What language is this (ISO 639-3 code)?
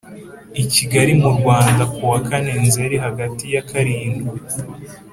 kin